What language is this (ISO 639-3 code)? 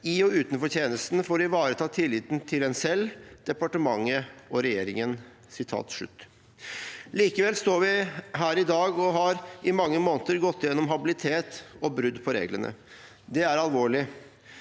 nor